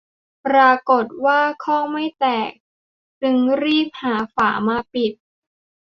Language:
Thai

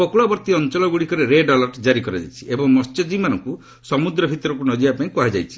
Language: Odia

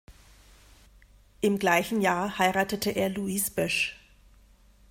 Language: German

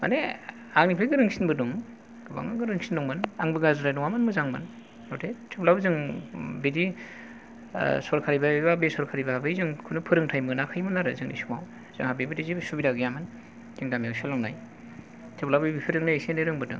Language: Bodo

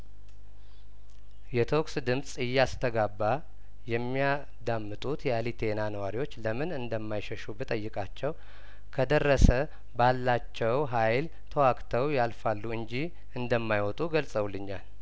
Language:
Amharic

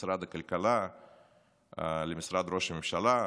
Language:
Hebrew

